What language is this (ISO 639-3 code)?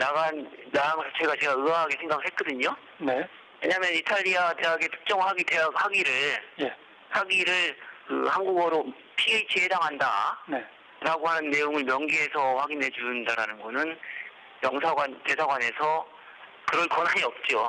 kor